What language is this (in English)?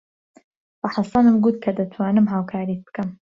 Central Kurdish